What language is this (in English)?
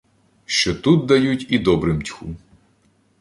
Ukrainian